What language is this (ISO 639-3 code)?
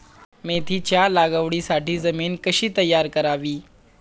mar